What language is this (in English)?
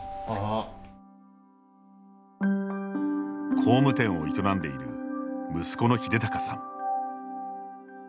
Japanese